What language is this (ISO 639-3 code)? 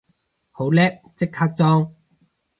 yue